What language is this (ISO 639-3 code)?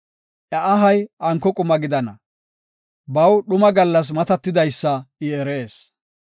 gof